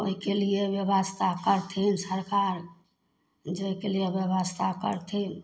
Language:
Maithili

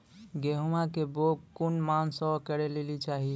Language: Maithili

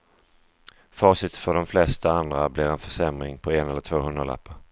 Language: Swedish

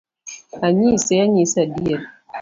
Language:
Luo (Kenya and Tanzania)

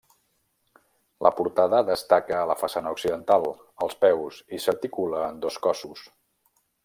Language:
Catalan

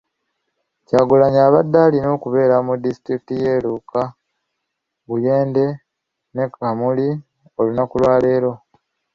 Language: Ganda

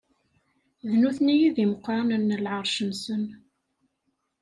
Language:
Kabyle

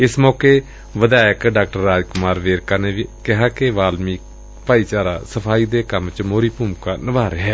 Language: Punjabi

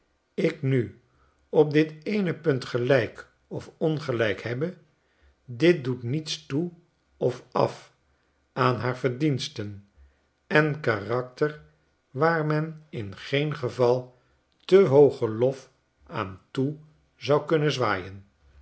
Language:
Dutch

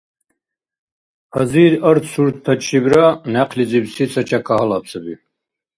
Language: Dargwa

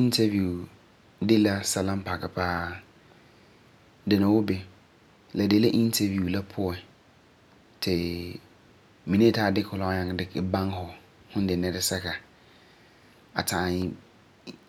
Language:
Frafra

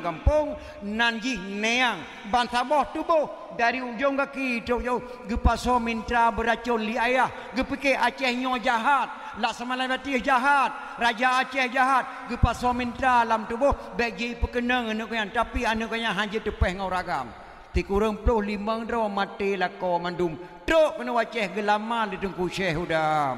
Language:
Malay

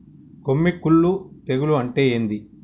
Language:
Telugu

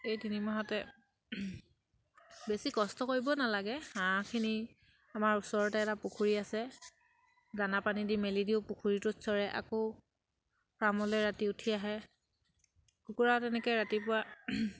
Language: Assamese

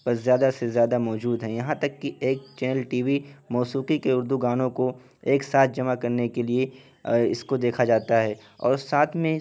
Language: Urdu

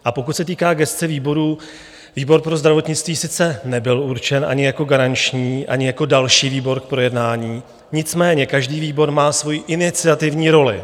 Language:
Czech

